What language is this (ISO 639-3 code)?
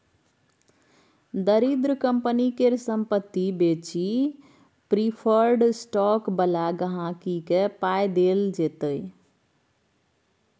mai